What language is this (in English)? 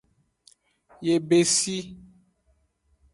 Aja (Benin)